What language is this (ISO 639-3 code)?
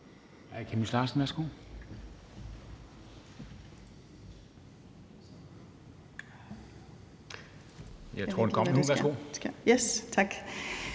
dan